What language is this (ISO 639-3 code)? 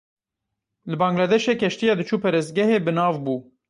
kur